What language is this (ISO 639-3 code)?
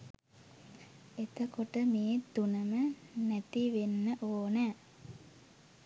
sin